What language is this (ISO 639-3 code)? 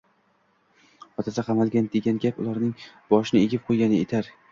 uzb